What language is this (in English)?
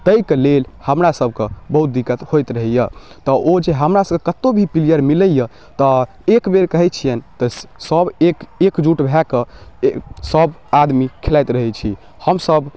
Maithili